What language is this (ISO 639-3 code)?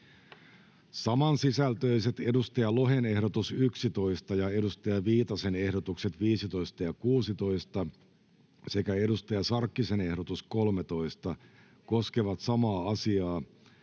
fin